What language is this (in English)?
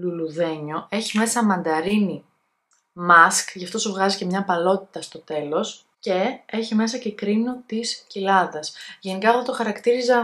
Greek